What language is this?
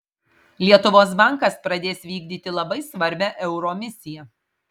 Lithuanian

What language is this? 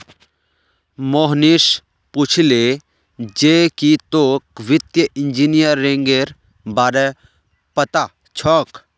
Magahi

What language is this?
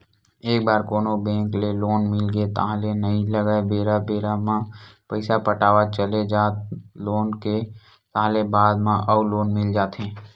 Chhattisgarhi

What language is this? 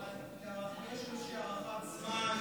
Hebrew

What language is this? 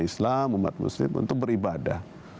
Indonesian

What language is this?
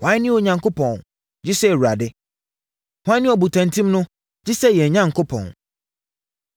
Akan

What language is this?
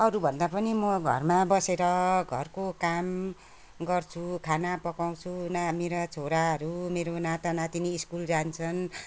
Nepali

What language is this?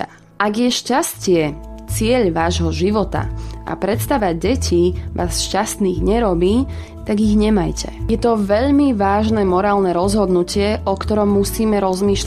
Slovak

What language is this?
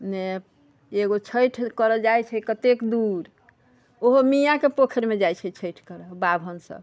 Maithili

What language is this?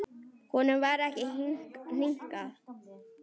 Icelandic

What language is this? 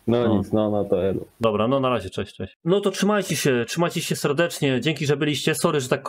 Polish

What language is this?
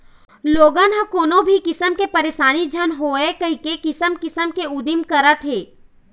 Chhattisgarhi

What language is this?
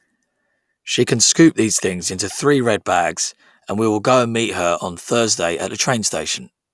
English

